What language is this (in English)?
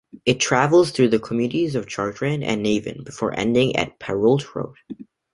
English